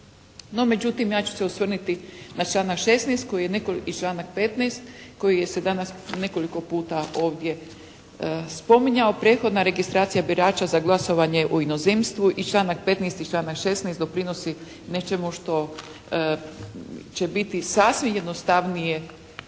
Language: Croatian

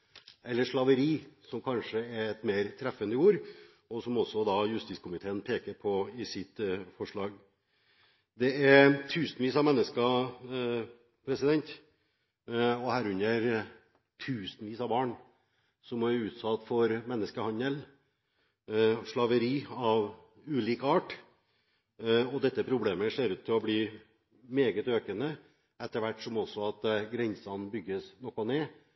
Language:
Norwegian Bokmål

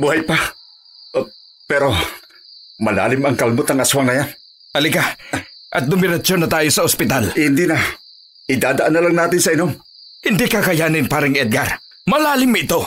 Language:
Filipino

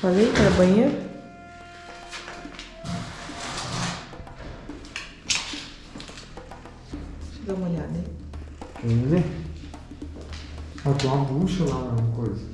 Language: Portuguese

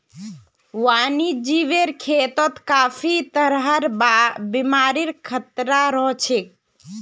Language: Magahi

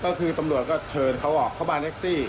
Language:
Thai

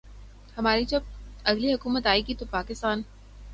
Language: Urdu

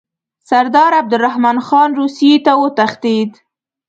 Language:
Pashto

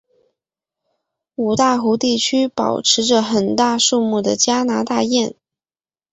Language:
Chinese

